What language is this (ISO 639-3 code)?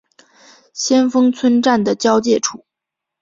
zho